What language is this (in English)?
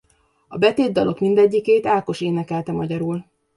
Hungarian